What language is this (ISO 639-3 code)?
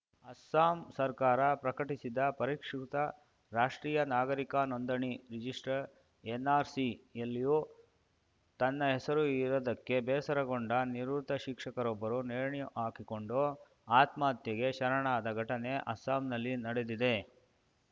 kan